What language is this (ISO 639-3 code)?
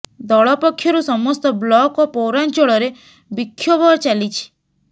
ori